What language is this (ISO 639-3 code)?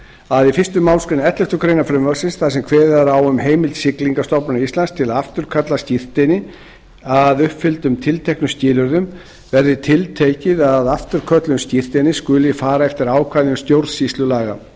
isl